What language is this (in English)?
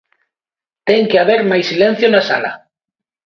Galician